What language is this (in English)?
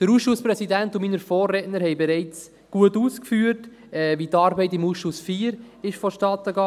Swiss German